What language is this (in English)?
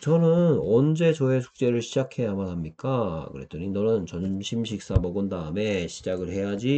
Korean